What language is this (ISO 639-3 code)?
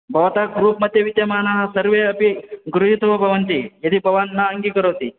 san